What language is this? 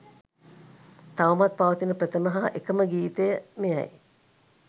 Sinhala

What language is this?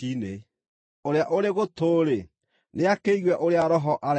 Kikuyu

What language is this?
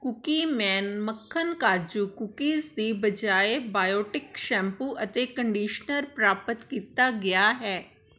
Punjabi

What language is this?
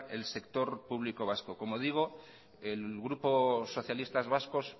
Spanish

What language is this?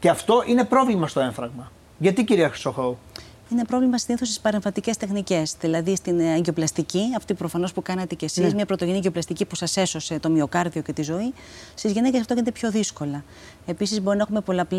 Greek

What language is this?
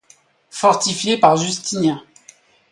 French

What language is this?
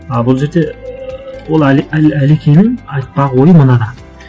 Kazakh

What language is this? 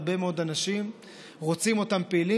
Hebrew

